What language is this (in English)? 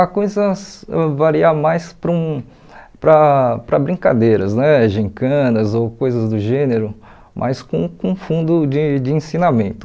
Portuguese